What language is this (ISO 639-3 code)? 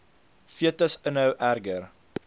afr